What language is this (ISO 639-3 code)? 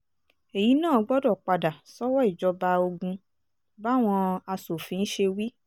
yor